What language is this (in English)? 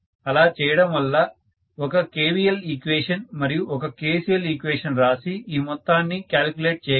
Telugu